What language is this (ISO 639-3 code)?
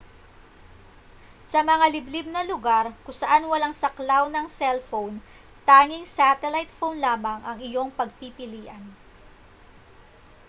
fil